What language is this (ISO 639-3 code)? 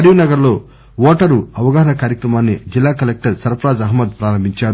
tel